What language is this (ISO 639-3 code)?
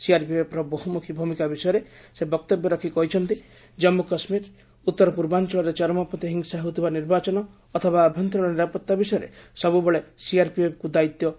ori